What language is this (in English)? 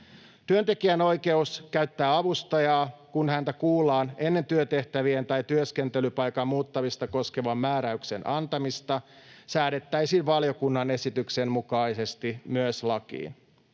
Finnish